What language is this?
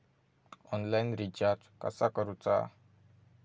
Marathi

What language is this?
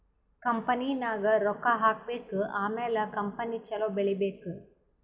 Kannada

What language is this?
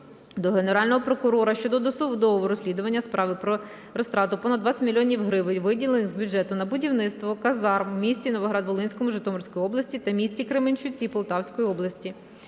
Ukrainian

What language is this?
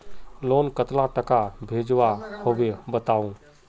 Magahi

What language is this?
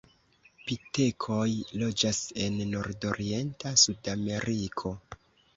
Esperanto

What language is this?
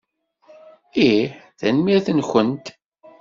Kabyle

